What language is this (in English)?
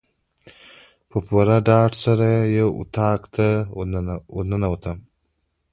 Pashto